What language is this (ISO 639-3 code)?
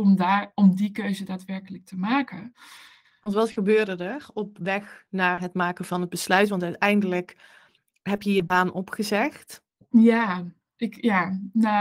nld